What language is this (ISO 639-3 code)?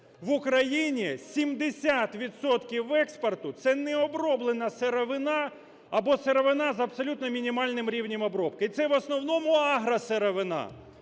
ukr